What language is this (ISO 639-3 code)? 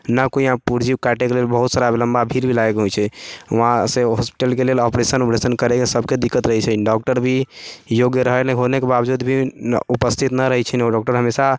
mai